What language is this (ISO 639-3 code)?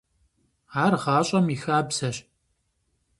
kbd